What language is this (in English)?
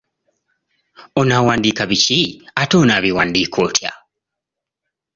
Ganda